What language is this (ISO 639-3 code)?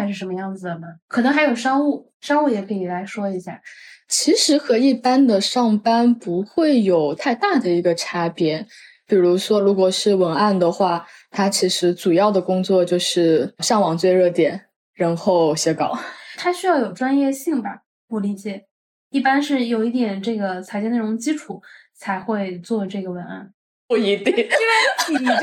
zho